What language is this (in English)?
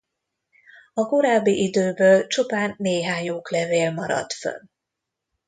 Hungarian